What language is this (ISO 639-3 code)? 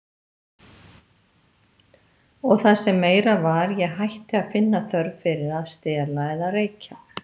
isl